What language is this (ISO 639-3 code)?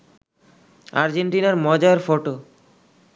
ben